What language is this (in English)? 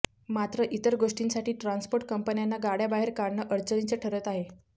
Marathi